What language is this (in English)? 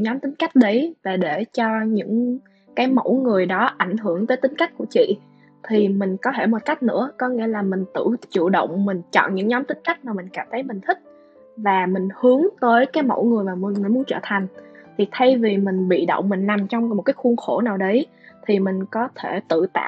Vietnamese